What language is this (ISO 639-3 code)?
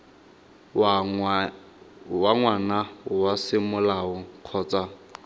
tsn